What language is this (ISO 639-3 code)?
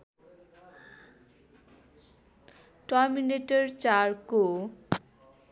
nep